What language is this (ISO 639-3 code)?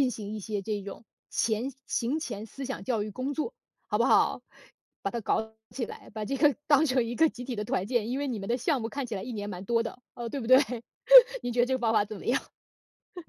zho